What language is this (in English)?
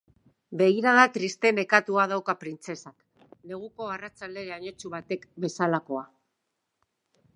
Basque